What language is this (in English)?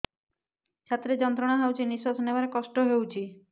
Odia